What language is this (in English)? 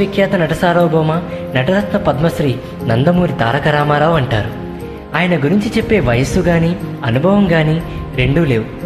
Telugu